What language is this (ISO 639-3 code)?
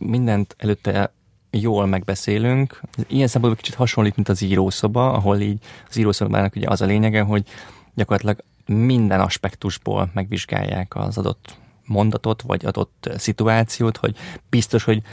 hun